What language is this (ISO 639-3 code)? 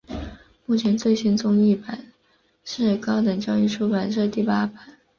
zho